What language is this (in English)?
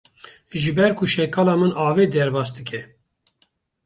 Kurdish